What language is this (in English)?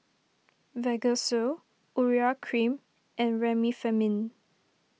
English